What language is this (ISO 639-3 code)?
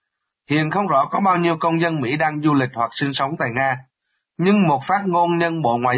vie